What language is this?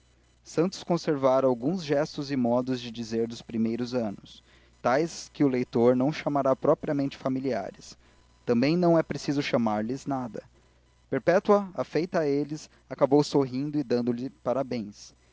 Portuguese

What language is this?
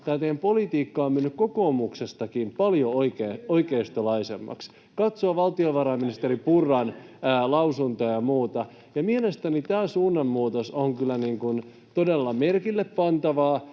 Finnish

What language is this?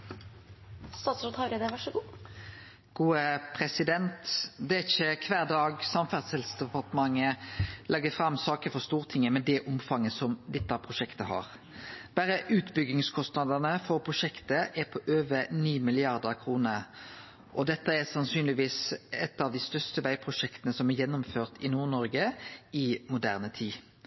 Norwegian Nynorsk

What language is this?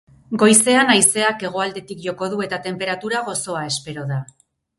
Basque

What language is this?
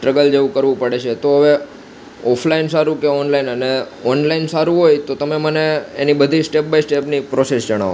Gujarati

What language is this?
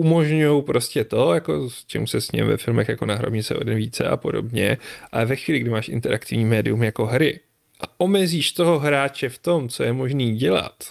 Czech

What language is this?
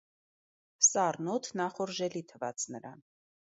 Armenian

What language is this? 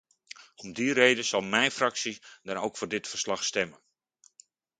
Dutch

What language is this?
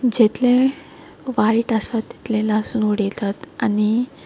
Konkani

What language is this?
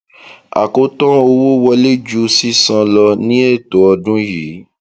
Yoruba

